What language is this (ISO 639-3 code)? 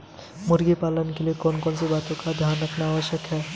hin